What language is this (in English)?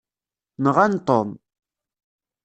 Kabyle